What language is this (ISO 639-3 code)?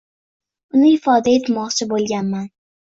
uzb